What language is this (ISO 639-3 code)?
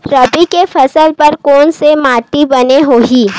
hne